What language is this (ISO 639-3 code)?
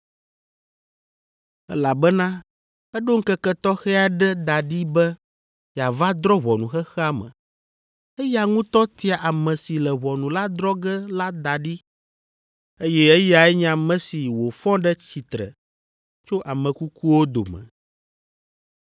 ewe